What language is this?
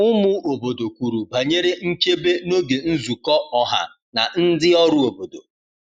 Igbo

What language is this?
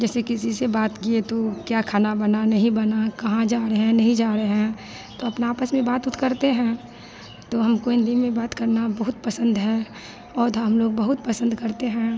Hindi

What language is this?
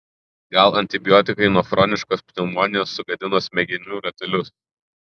Lithuanian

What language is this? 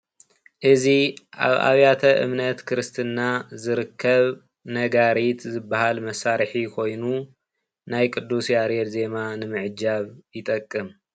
Tigrinya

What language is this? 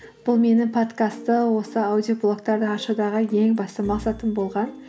Kazakh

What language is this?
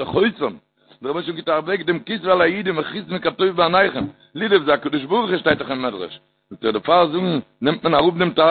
Hebrew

